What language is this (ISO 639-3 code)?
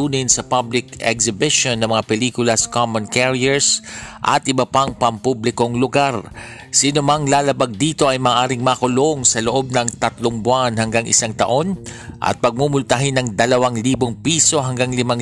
fil